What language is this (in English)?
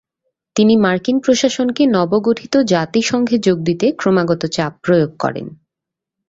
Bangla